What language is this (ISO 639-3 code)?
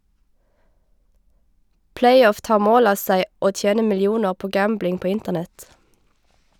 nor